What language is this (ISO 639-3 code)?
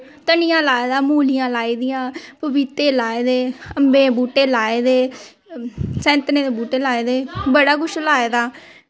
doi